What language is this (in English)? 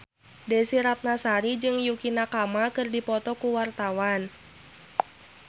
Sundanese